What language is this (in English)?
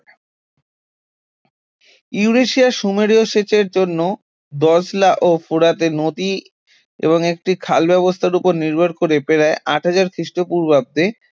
Bangla